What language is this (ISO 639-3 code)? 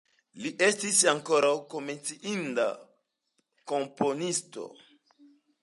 epo